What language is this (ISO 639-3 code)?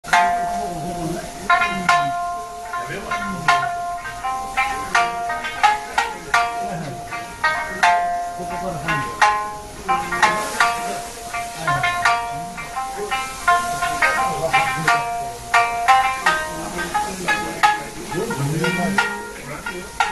ara